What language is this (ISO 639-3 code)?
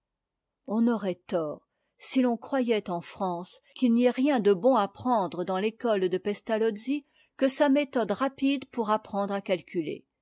fra